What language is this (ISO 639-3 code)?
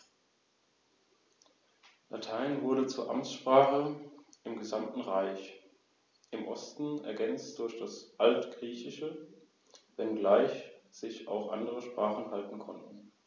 deu